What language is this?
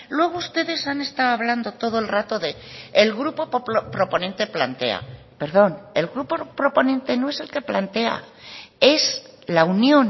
Spanish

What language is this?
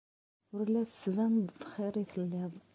Kabyle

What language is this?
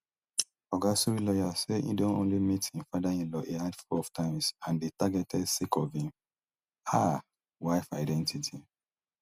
Nigerian Pidgin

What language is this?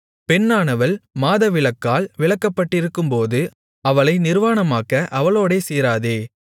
Tamil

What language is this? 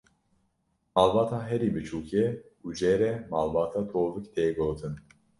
Kurdish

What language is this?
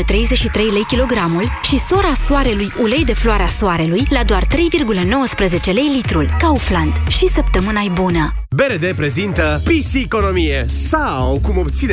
Romanian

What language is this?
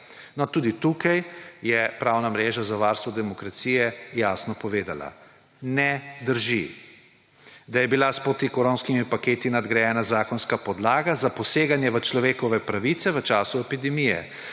Slovenian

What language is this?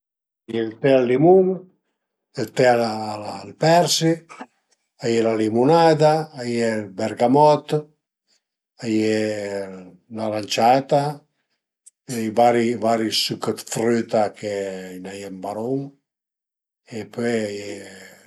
Piedmontese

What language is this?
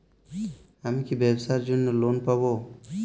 Bangla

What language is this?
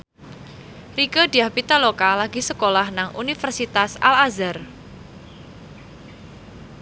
Javanese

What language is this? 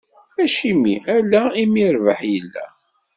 Kabyle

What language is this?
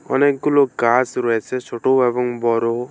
Bangla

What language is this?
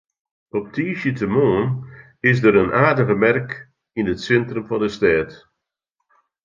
Western Frisian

